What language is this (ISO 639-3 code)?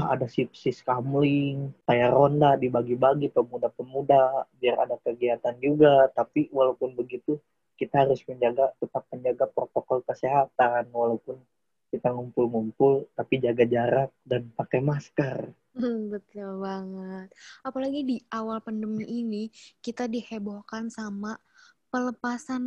ind